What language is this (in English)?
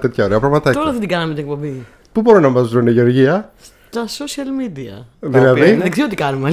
Greek